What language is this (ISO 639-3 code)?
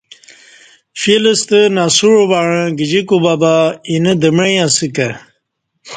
bsh